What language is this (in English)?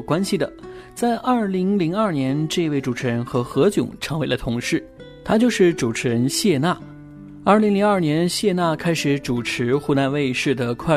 Chinese